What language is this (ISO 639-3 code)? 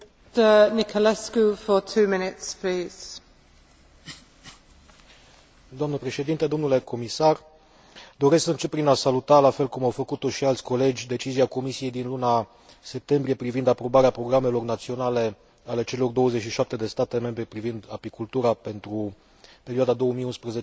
ron